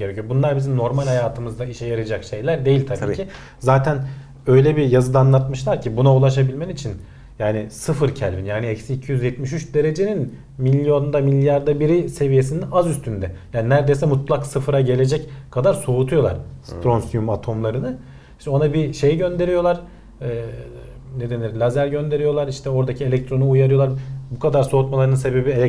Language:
Turkish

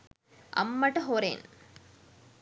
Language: Sinhala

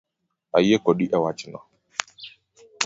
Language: Luo (Kenya and Tanzania)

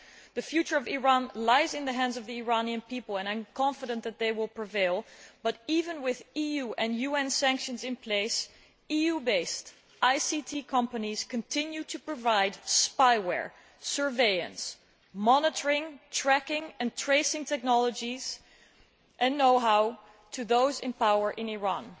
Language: English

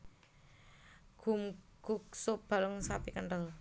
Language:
Javanese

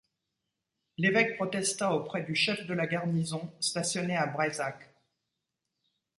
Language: French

